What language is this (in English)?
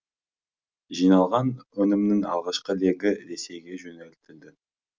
Kazakh